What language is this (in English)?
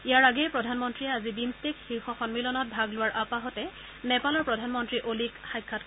Assamese